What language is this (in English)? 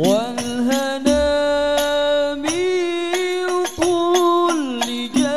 Arabic